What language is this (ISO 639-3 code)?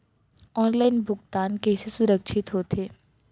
hne